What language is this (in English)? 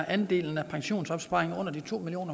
Danish